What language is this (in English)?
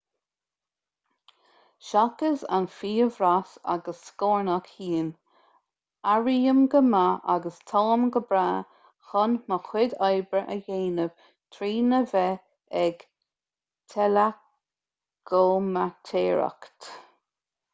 Irish